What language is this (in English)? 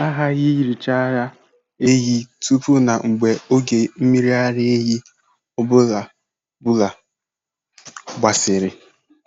Igbo